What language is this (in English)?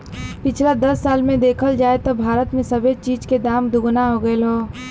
Bhojpuri